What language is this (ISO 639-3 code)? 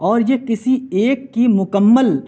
urd